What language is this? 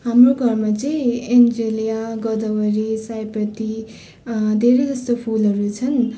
Nepali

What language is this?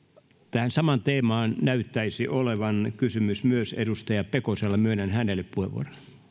Finnish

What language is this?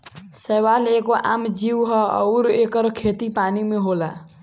Bhojpuri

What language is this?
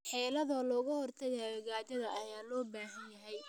Somali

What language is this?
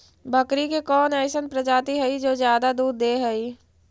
Magahi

